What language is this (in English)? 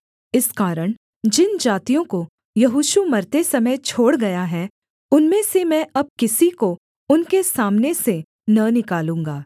Hindi